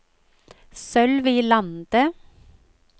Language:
Norwegian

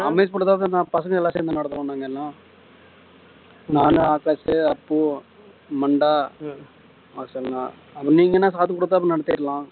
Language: Tamil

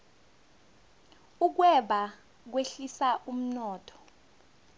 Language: South Ndebele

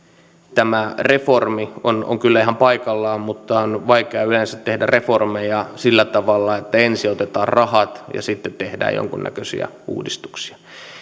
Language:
Finnish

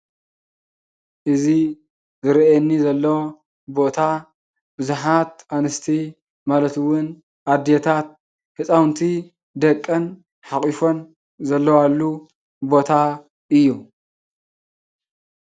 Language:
Tigrinya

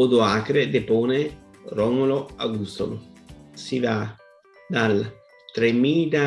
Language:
Italian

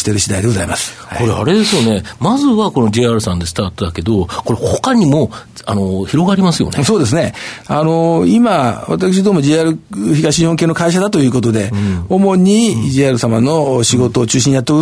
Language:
Japanese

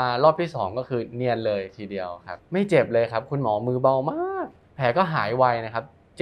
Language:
Thai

